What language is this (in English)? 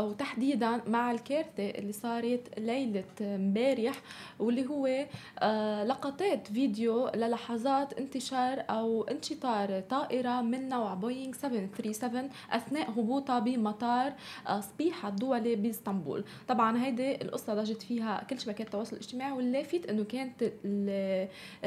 Arabic